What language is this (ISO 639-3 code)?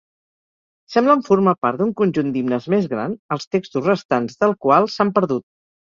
cat